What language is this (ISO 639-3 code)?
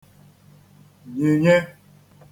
ibo